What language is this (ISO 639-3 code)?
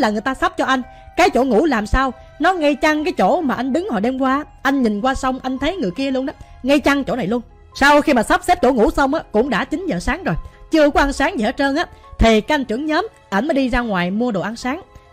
vie